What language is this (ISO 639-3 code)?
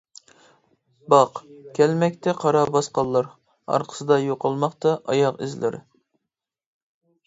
uig